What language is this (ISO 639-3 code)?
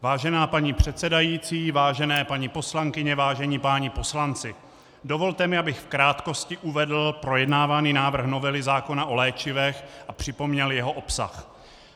ces